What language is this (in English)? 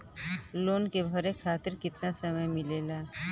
Bhojpuri